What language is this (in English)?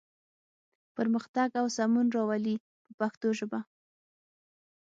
Pashto